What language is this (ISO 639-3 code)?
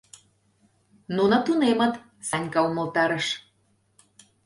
chm